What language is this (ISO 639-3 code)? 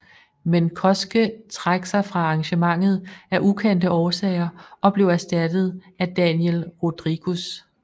dan